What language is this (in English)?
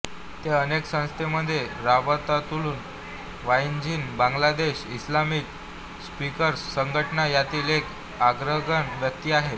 Marathi